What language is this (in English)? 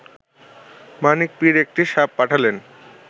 Bangla